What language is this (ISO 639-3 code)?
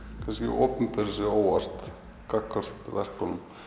isl